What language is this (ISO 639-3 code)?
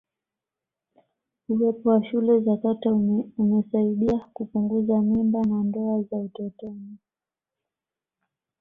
swa